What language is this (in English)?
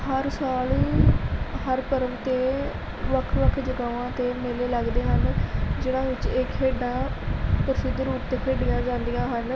Punjabi